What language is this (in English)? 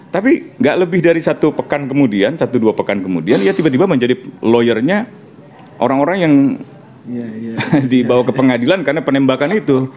Indonesian